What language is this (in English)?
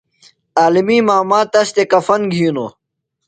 Phalura